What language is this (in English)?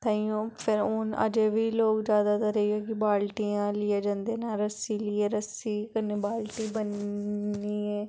Dogri